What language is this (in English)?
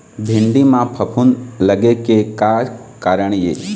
Chhattisgarhi